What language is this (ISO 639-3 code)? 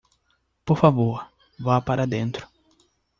por